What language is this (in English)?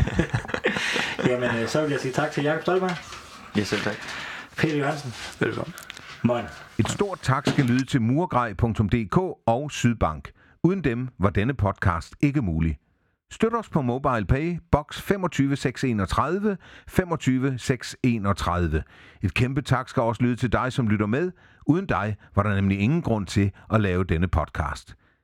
Danish